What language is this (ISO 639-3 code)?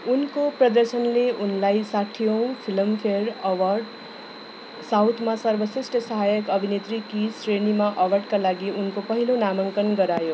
nep